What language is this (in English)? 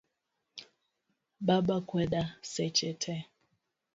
Luo (Kenya and Tanzania)